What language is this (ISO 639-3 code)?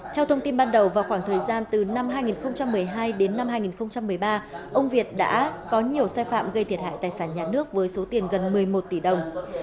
vie